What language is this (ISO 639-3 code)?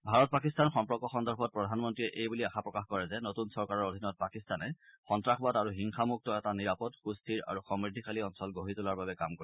asm